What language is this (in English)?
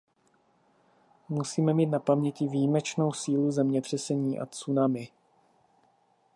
Czech